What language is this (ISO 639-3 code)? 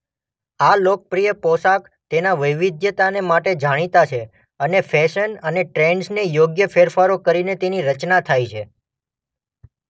guj